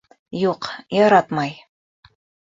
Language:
Bashkir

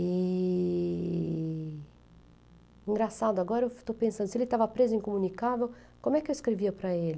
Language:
Portuguese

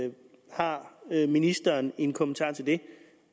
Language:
Danish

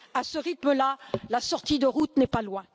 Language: French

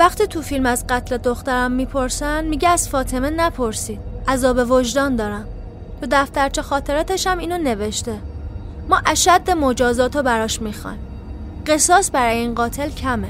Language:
Persian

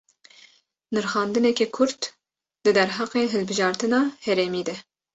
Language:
Kurdish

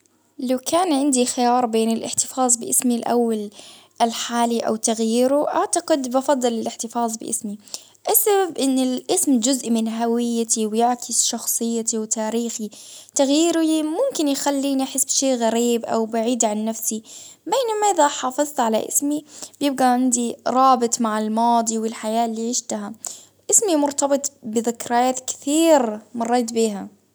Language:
Baharna Arabic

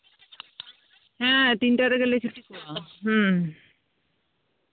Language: Santali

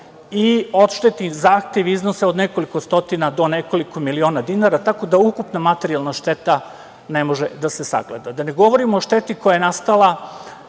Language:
Serbian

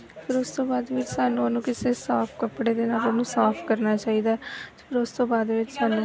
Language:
Punjabi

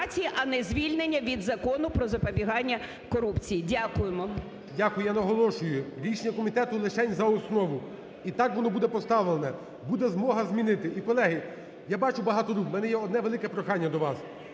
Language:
Ukrainian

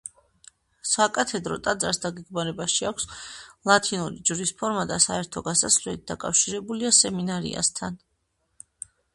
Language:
Georgian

